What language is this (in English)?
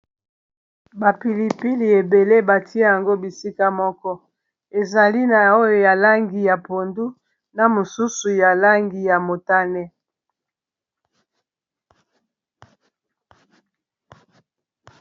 Lingala